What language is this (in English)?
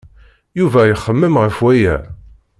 Kabyle